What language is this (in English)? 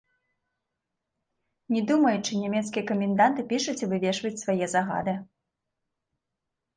Belarusian